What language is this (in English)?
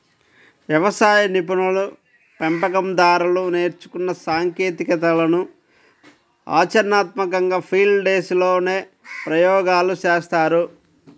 Telugu